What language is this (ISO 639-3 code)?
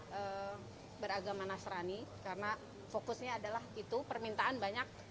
ind